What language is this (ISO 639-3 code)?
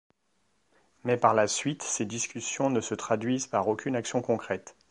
fra